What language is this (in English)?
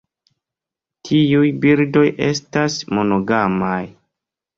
Esperanto